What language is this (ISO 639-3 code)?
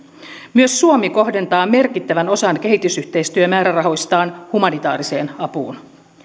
fin